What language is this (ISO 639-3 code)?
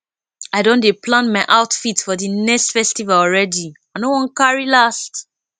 pcm